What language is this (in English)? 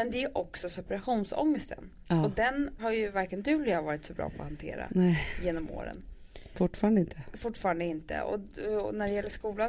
Swedish